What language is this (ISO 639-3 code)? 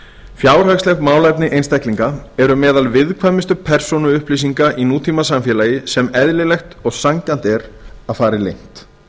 isl